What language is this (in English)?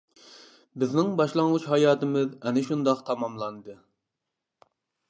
Uyghur